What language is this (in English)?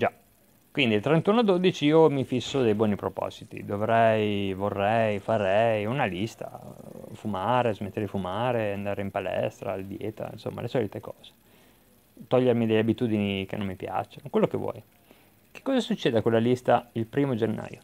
Italian